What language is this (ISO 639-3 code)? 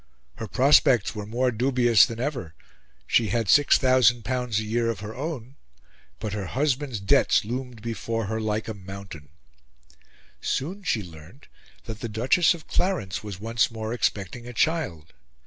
eng